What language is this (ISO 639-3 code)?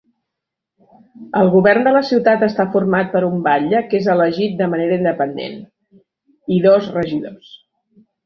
cat